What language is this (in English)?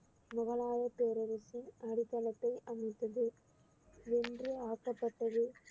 Tamil